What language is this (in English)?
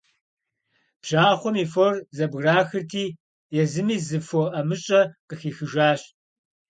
Kabardian